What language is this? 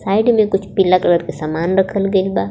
Bhojpuri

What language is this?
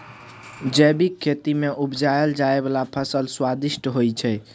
Maithili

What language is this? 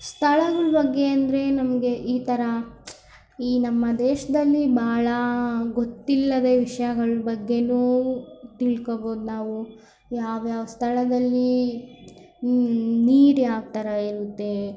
Kannada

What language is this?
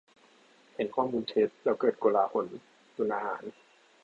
Thai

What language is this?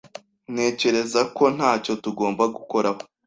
Kinyarwanda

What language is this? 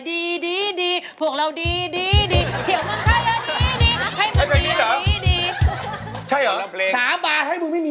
Thai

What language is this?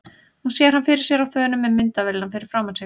Icelandic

